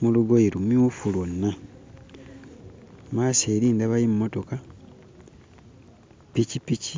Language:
Ganda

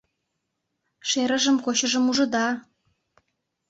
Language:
Mari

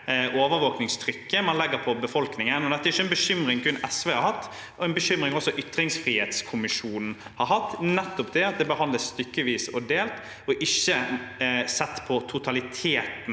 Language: Norwegian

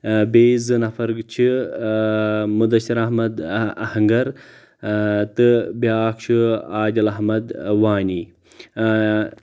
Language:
Kashmiri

